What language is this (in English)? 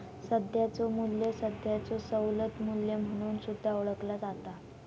Marathi